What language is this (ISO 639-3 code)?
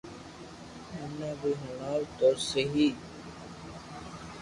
lrk